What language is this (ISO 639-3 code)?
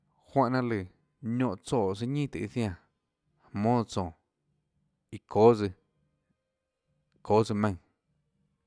ctl